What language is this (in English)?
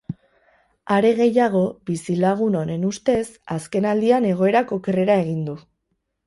Basque